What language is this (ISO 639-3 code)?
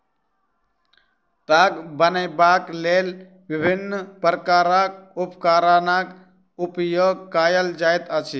mai